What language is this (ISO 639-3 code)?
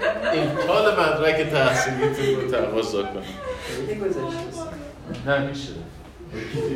fas